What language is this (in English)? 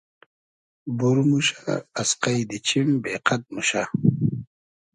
Hazaragi